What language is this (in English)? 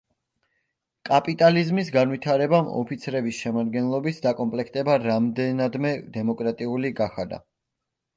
Georgian